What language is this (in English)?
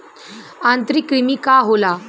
Bhojpuri